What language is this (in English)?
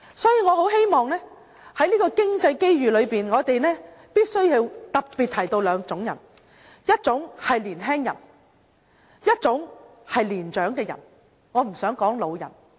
Cantonese